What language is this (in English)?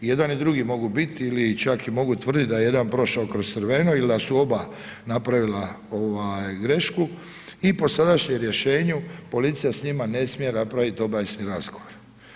Croatian